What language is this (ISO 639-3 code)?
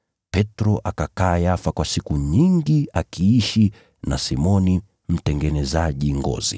swa